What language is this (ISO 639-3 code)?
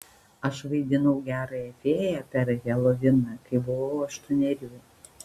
lit